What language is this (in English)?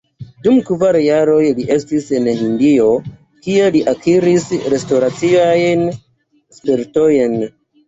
Esperanto